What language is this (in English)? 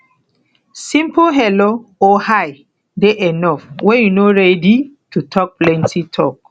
Nigerian Pidgin